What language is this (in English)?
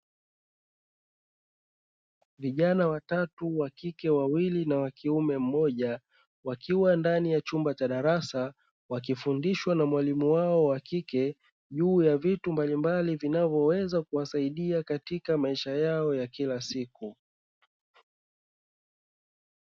Swahili